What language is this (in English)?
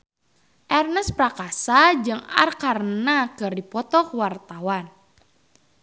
Sundanese